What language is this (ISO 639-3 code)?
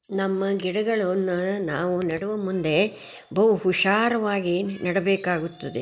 kan